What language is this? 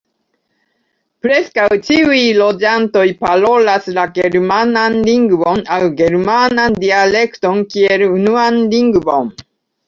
Esperanto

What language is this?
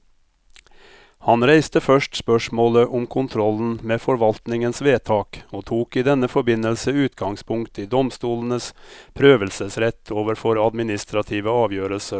Norwegian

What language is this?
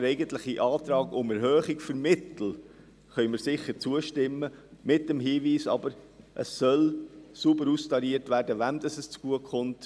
Swiss German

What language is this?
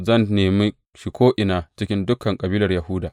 Hausa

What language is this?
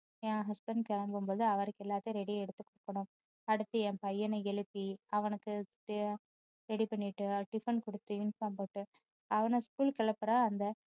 Tamil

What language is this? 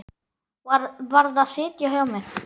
Icelandic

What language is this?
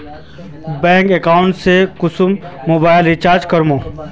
Magahi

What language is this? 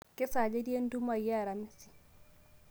Masai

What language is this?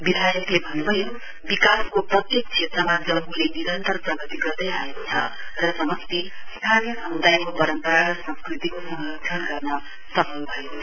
Nepali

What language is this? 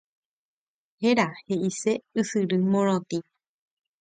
Guarani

